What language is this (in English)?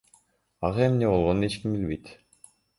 Kyrgyz